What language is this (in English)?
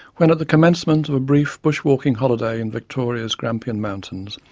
English